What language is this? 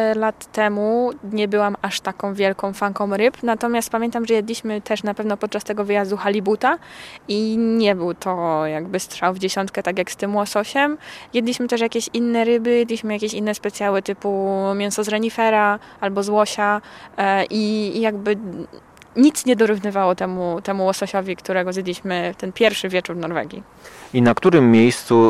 Polish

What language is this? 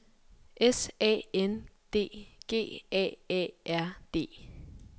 Danish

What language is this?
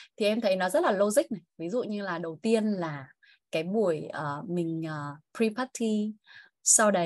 Vietnamese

